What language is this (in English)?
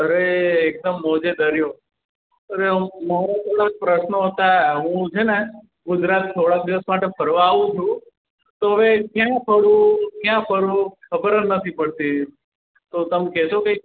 Gujarati